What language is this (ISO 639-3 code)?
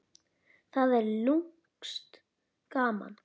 isl